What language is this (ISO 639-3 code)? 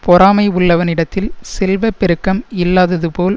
tam